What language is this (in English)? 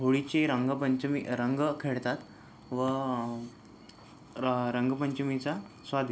Marathi